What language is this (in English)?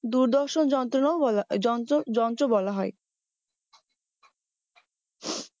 Bangla